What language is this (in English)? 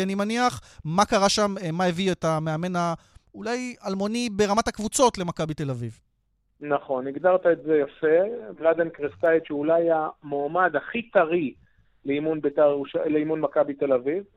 Hebrew